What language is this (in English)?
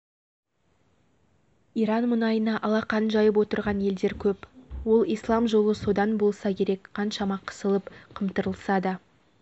Kazakh